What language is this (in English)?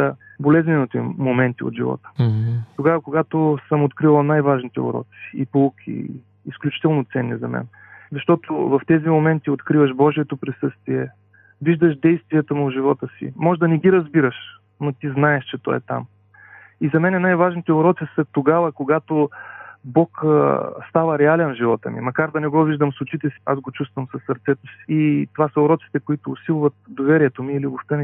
Bulgarian